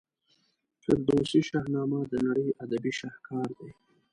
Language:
Pashto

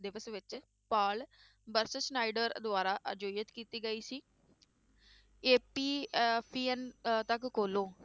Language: Punjabi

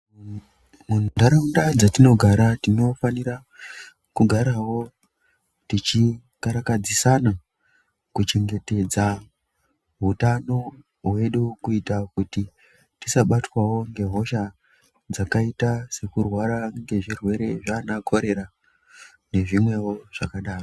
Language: Ndau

